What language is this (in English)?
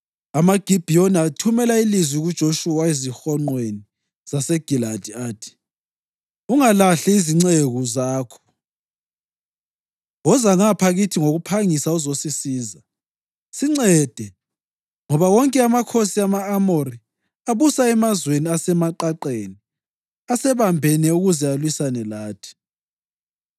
North Ndebele